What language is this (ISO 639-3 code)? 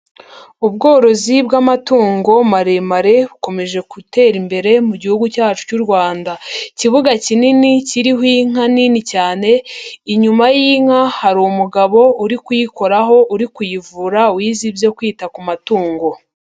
kin